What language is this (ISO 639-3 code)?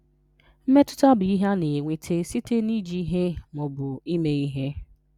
ibo